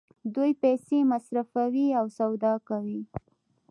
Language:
Pashto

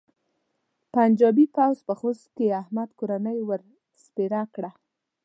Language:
Pashto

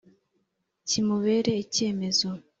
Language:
Kinyarwanda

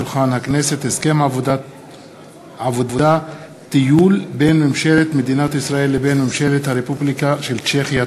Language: Hebrew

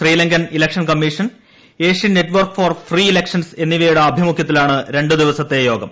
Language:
Malayalam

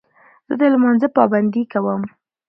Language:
Pashto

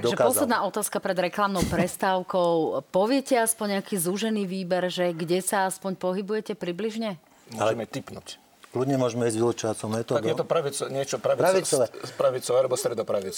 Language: Slovak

